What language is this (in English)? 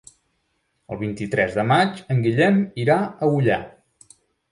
Catalan